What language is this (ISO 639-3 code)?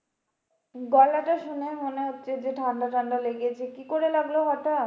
ben